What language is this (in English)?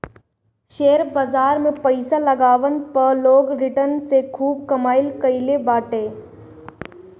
Bhojpuri